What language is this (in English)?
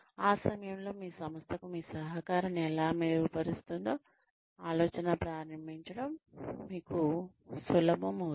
Telugu